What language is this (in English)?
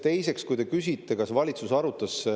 Estonian